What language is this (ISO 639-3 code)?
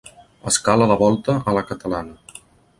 cat